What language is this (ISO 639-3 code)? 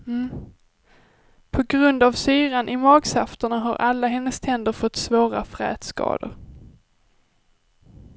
swe